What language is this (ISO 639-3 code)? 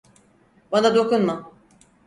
tur